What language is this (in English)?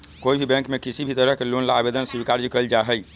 Magahi